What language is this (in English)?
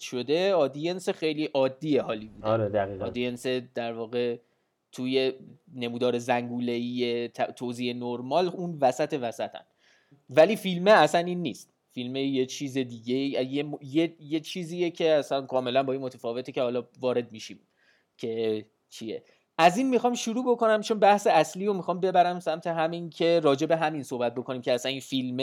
Persian